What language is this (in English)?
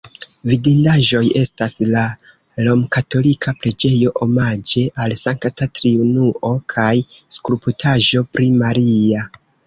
Esperanto